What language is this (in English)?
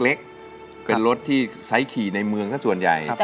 Thai